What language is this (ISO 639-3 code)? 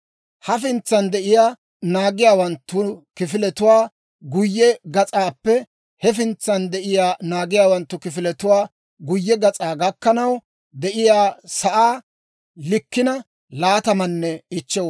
dwr